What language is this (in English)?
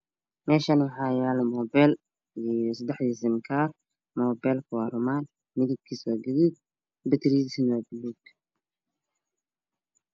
Somali